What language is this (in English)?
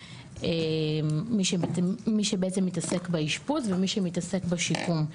Hebrew